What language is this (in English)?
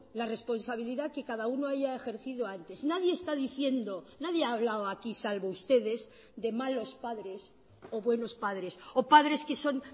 Spanish